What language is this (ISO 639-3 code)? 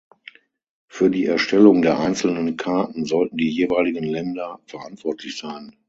deu